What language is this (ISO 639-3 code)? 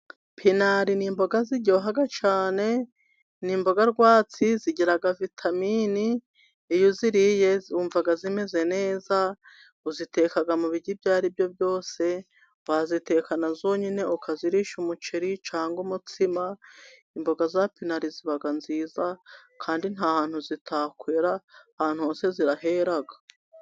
kin